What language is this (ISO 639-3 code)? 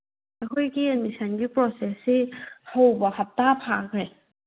mni